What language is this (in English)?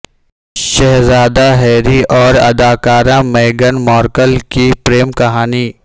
Urdu